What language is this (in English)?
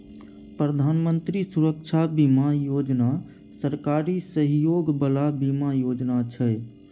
Maithili